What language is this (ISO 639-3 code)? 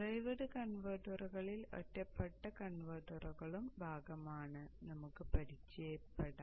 mal